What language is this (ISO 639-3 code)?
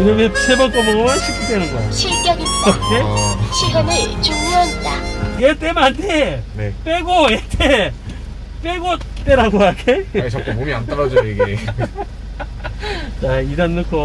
kor